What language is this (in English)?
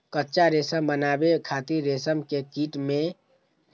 Maithili